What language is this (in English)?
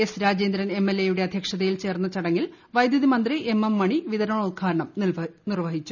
Malayalam